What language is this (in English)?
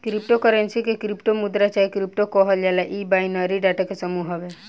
Bhojpuri